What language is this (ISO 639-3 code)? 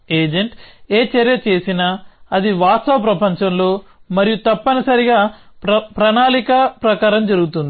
tel